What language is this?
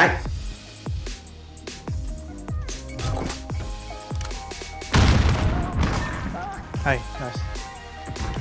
Vietnamese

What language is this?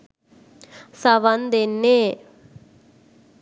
Sinhala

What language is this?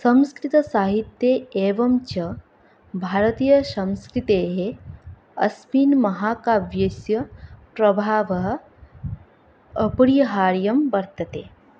Sanskrit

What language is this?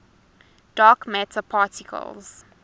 English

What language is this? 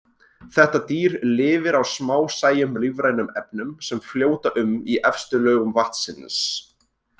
Icelandic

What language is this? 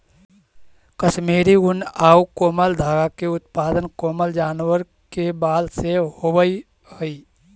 Magahi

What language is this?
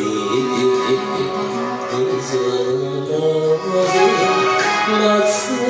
Japanese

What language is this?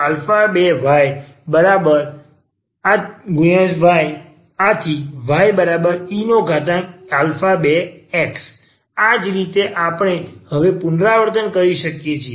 Gujarati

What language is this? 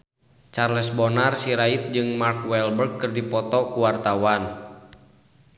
Sundanese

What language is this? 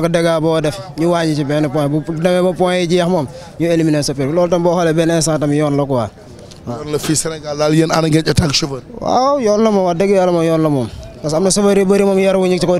Arabic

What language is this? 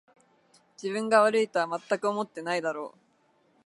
Japanese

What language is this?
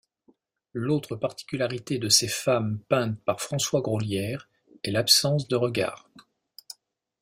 French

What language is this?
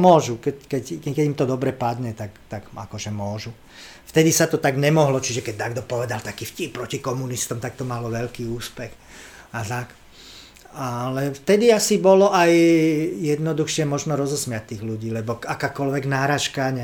Slovak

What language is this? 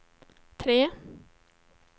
Swedish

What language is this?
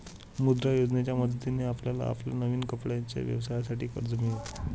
Marathi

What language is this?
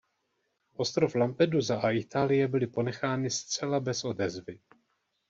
Czech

